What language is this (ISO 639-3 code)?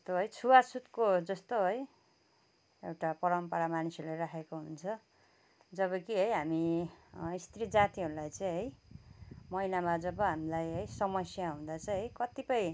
nep